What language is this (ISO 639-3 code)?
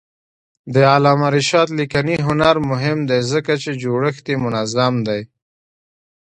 pus